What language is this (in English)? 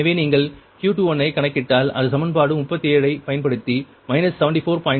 Tamil